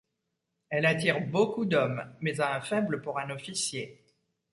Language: French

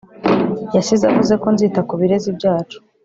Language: Kinyarwanda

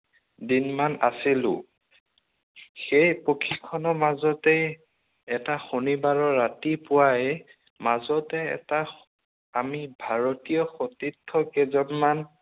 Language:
Assamese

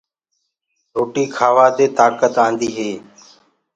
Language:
Gurgula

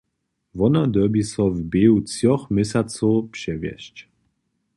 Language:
Upper Sorbian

